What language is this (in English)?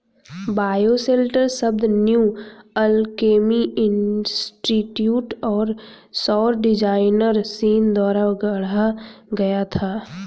Hindi